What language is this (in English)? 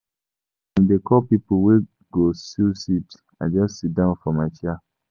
Nigerian Pidgin